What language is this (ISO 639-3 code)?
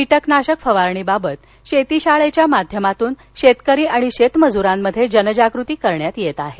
mar